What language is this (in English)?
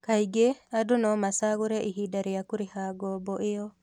Kikuyu